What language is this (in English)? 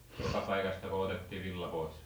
Finnish